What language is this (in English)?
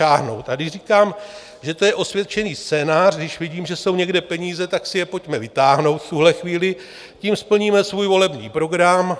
Czech